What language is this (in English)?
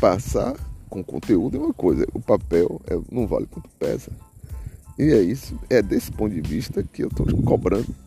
Portuguese